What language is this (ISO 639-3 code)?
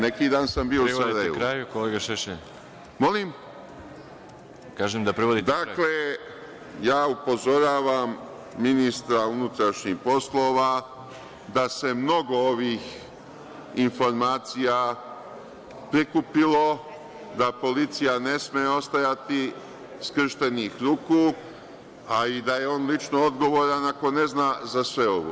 srp